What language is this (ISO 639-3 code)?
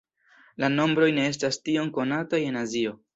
epo